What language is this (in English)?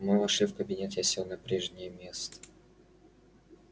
Russian